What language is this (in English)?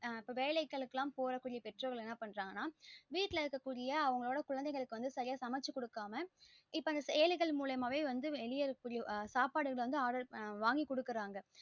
Tamil